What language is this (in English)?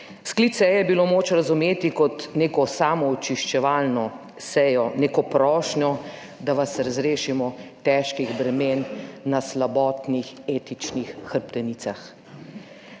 Slovenian